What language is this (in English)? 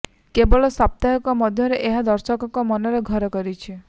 Odia